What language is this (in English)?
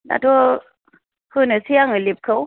Bodo